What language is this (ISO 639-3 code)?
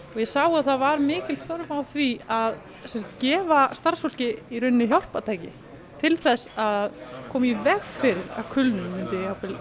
isl